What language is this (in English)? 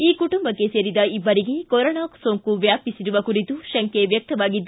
Kannada